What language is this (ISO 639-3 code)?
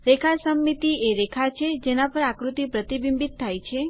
guj